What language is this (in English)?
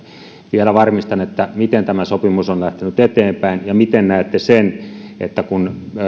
Finnish